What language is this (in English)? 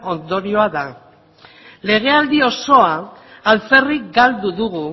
Basque